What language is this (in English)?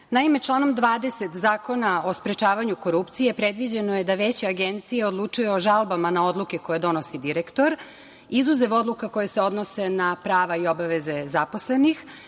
Serbian